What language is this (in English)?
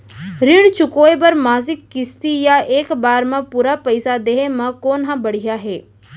Chhattisgarhi